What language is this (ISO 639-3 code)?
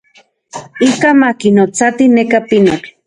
ncx